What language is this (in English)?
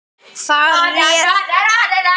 Icelandic